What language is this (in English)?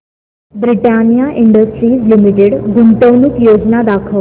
Marathi